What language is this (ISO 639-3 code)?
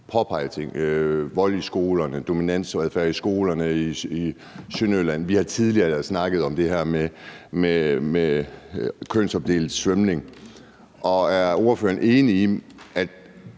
dan